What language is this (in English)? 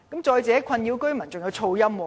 Cantonese